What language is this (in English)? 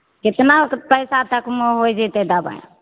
Maithili